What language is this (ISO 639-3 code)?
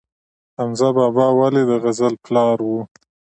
pus